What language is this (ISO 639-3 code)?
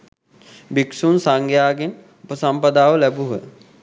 sin